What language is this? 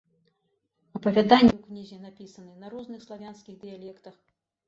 Belarusian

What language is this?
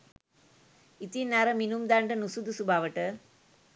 Sinhala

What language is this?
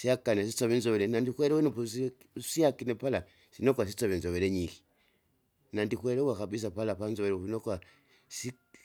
Kinga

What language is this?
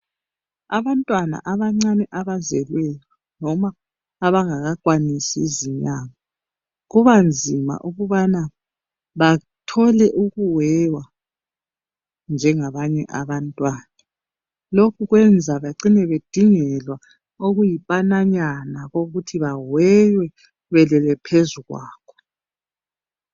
North Ndebele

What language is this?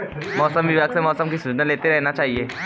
Hindi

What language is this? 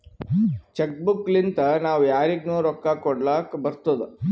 Kannada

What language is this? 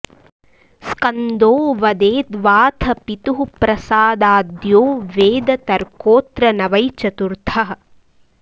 Sanskrit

